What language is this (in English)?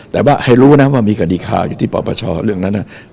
Thai